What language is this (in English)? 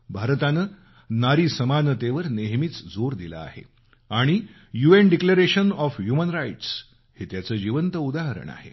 Marathi